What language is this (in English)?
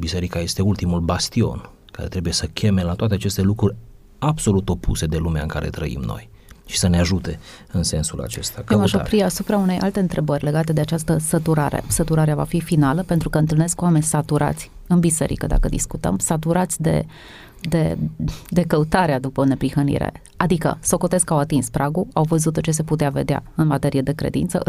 Romanian